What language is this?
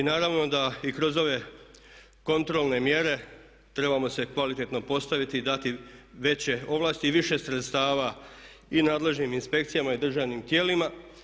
Croatian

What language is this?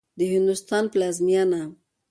Pashto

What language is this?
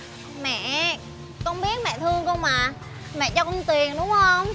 Vietnamese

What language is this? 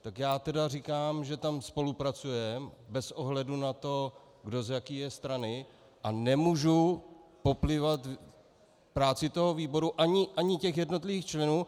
Czech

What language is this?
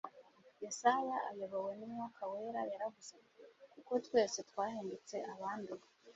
Kinyarwanda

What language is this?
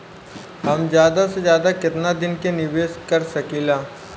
Bhojpuri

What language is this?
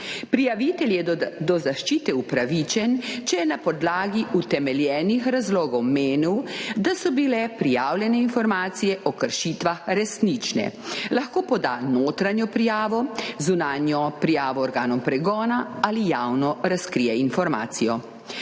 Slovenian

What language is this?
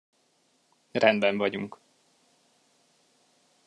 Hungarian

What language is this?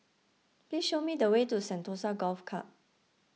English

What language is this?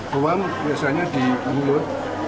Indonesian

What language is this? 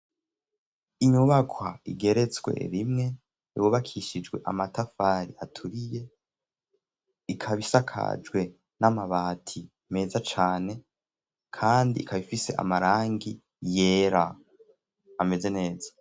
Rundi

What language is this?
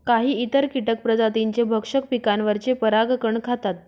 Marathi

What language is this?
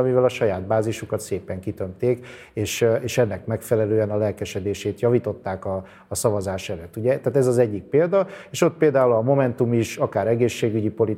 Hungarian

